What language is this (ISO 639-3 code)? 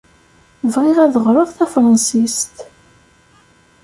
kab